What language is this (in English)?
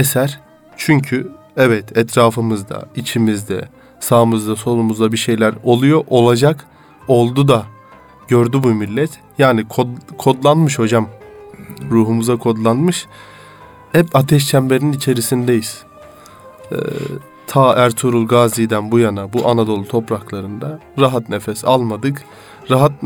Turkish